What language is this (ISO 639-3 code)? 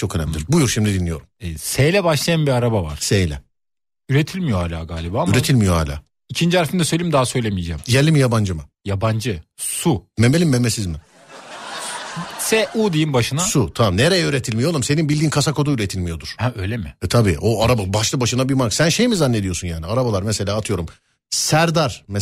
tur